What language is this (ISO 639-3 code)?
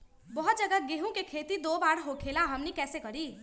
mag